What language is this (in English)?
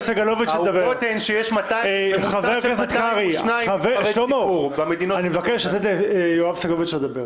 Hebrew